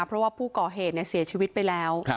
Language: Thai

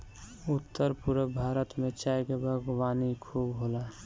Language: Bhojpuri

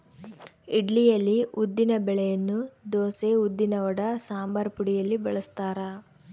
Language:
Kannada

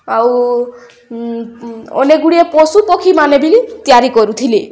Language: Odia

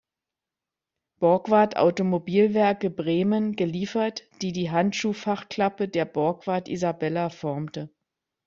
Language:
German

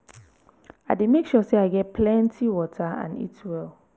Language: Nigerian Pidgin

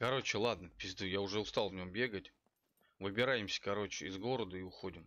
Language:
Russian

